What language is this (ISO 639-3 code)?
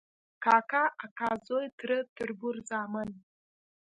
pus